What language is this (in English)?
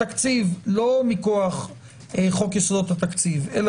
Hebrew